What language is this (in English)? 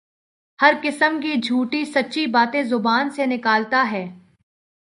Urdu